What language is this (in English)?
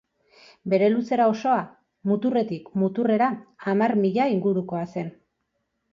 Basque